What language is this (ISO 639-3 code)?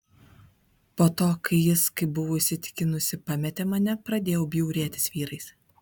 lit